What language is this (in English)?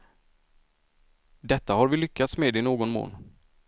Swedish